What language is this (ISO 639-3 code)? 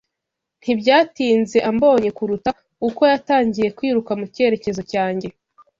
kin